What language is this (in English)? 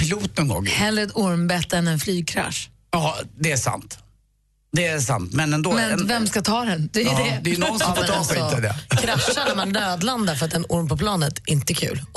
Swedish